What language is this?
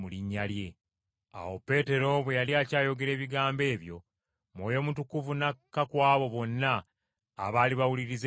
Ganda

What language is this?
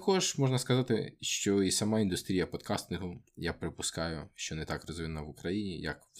Ukrainian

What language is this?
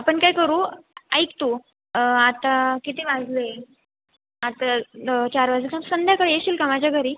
Marathi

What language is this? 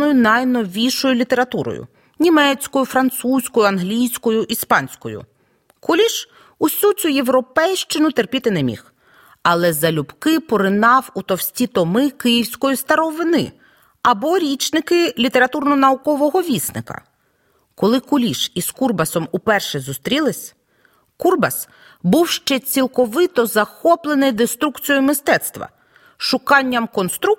Ukrainian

